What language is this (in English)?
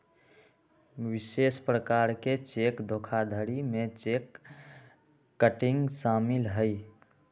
Magahi